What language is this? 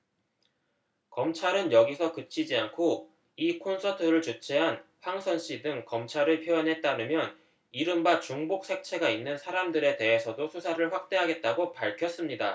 Korean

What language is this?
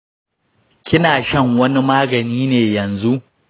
Hausa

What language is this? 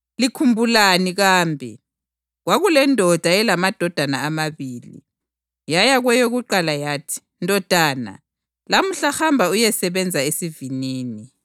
North Ndebele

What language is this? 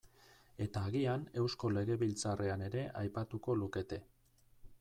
Basque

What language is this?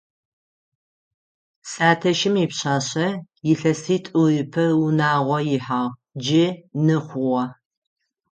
Adyghe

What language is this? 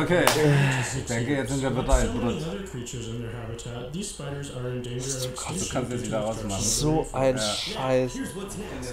German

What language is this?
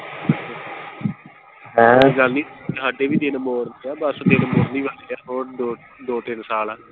Punjabi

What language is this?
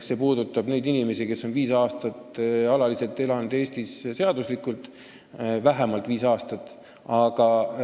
Estonian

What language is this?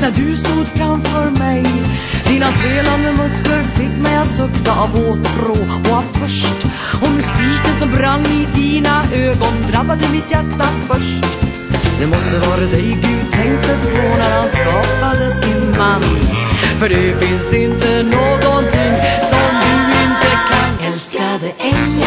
Danish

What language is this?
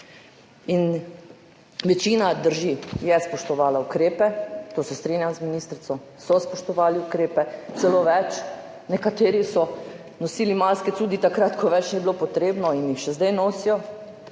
Slovenian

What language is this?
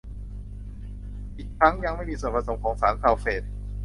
Thai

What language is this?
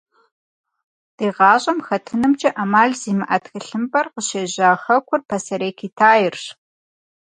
Kabardian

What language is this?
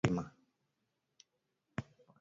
Swahili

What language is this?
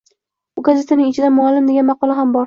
Uzbek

